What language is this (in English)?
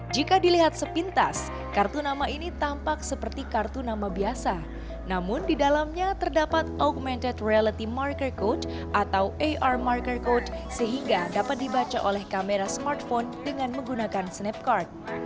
Indonesian